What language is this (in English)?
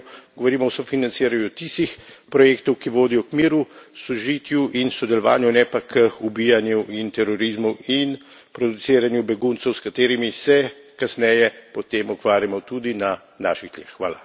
Slovenian